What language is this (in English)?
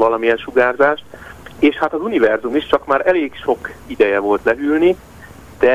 Hungarian